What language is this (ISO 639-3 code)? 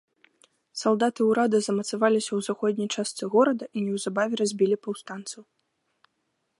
bel